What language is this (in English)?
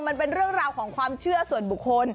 Thai